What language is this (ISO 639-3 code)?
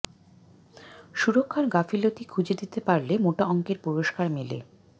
ben